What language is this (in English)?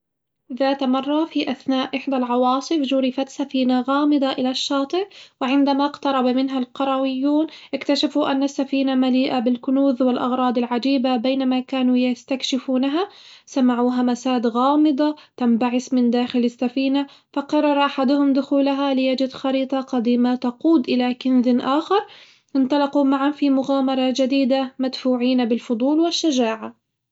Hijazi Arabic